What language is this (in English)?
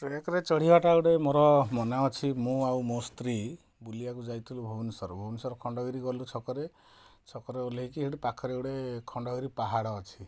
Odia